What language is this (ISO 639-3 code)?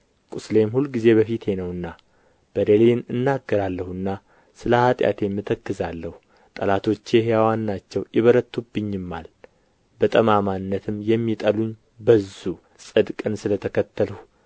amh